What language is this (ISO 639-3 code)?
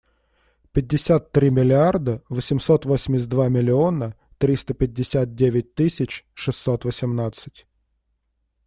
rus